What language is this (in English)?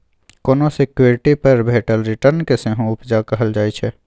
Maithili